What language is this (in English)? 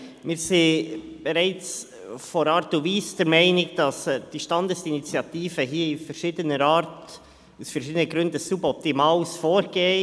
Swiss German